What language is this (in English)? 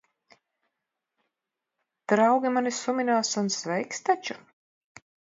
Latvian